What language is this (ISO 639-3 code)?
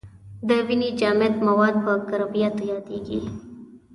pus